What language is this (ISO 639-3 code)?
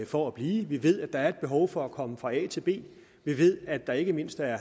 dan